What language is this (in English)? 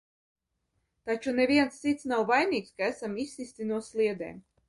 Latvian